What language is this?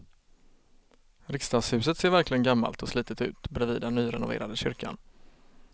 Swedish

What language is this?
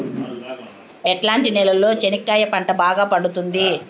Telugu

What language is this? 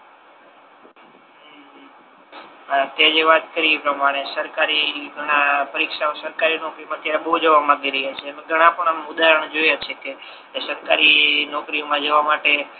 Gujarati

